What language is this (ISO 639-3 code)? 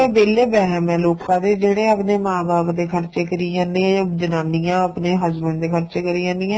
pan